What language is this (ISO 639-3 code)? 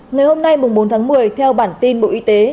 vie